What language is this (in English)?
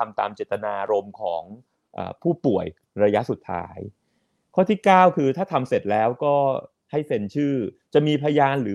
Thai